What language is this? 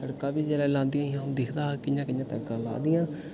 Dogri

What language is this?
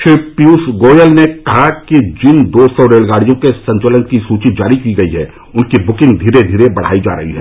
Hindi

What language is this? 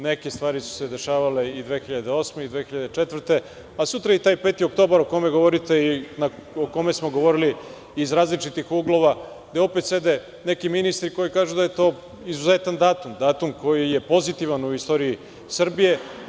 Serbian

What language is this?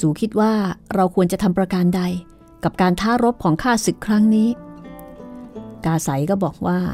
Thai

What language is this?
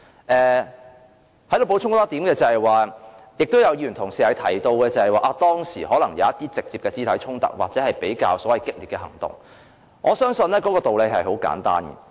Cantonese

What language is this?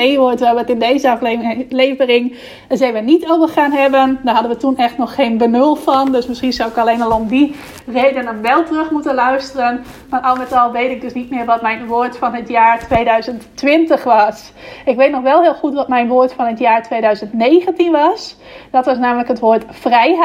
Dutch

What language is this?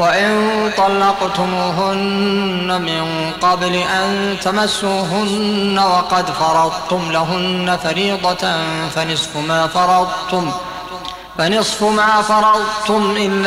Arabic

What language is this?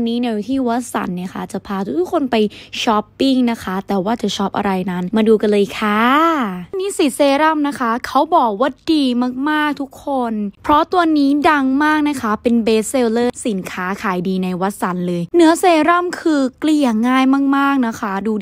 Thai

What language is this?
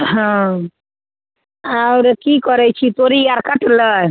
Maithili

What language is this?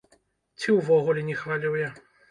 Belarusian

